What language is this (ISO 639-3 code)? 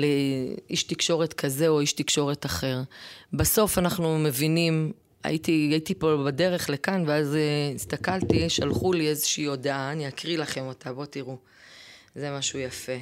heb